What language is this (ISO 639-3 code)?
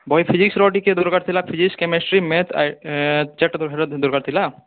ori